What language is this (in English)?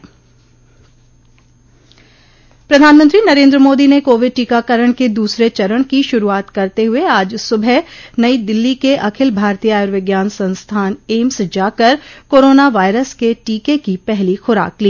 Hindi